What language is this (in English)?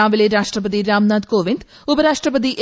Malayalam